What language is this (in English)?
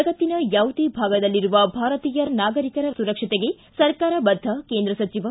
Kannada